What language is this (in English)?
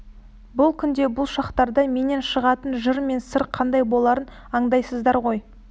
Kazakh